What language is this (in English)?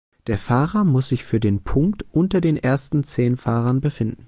German